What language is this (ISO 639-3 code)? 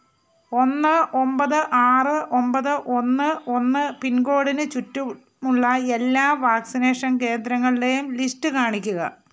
mal